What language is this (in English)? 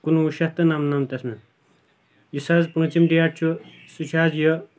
Kashmiri